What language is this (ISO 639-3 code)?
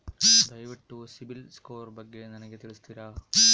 kan